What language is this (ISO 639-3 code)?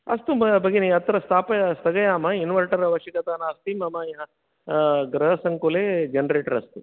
san